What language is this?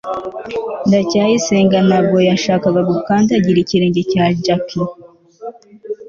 Kinyarwanda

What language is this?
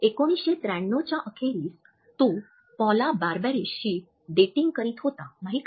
Marathi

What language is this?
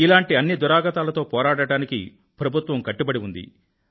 Telugu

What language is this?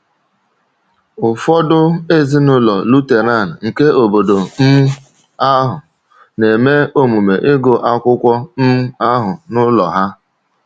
Igbo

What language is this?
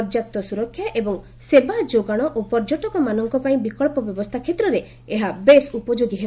Odia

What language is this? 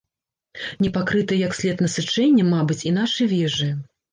Belarusian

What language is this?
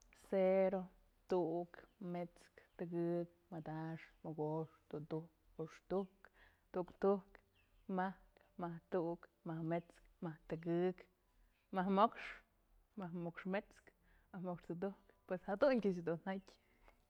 Mazatlán Mixe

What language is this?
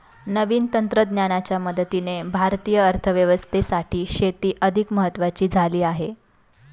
Marathi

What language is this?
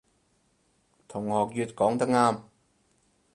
Cantonese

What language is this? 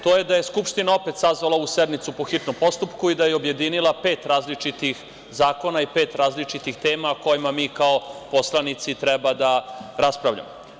Serbian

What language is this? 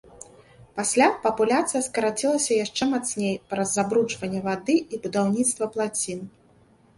Belarusian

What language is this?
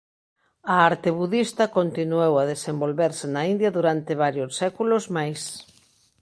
Galician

